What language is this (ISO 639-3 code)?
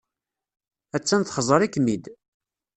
kab